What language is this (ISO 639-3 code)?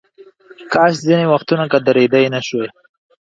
pus